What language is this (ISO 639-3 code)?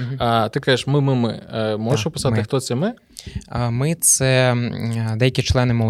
ukr